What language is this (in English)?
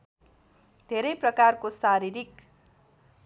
Nepali